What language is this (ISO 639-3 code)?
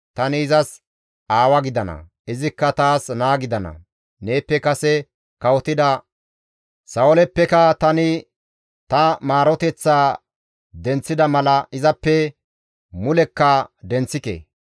gmv